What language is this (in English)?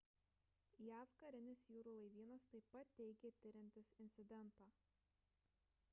Lithuanian